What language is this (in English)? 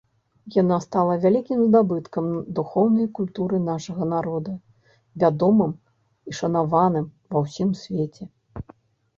Belarusian